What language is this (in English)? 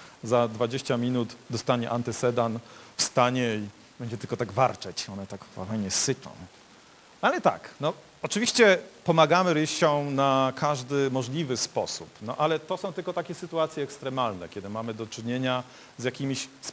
Polish